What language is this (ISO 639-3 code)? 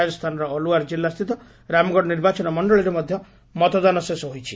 ori